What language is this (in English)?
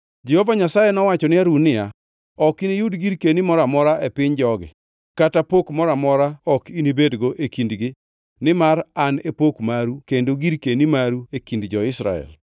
Luo (Kenya and Tanzania)